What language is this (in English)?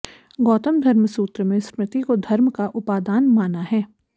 Sanskrit